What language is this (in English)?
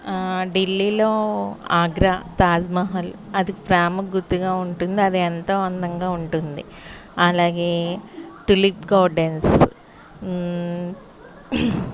Telugu